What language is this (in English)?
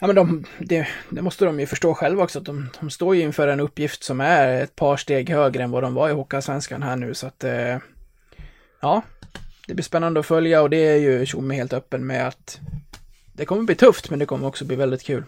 Swedish